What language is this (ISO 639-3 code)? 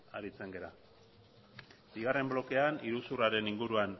eus